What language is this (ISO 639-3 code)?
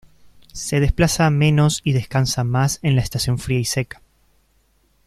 spa